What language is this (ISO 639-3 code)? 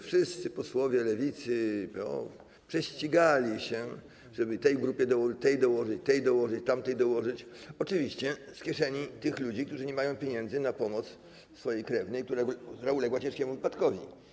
pol